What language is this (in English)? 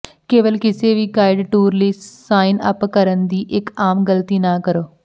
Punjabi